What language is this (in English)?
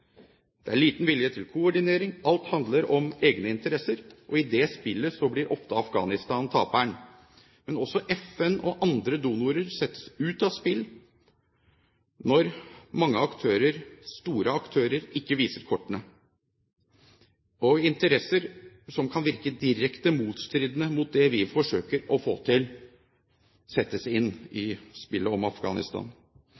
Norwegian Bokmål